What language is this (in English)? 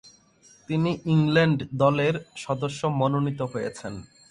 Bangla